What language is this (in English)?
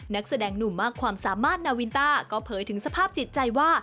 Thai